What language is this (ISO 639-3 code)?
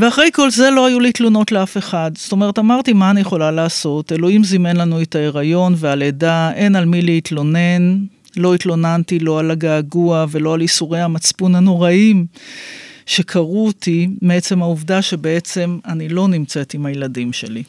heb